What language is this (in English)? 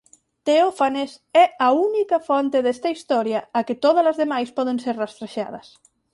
Galician